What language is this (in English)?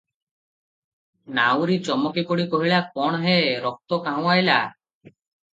Odia